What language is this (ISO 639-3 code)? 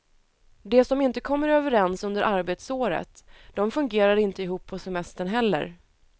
swe